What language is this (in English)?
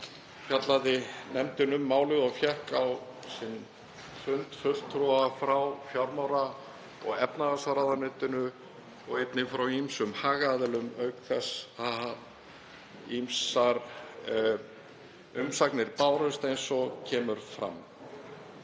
Icelandic